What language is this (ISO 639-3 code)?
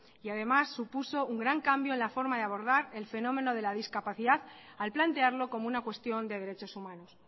spa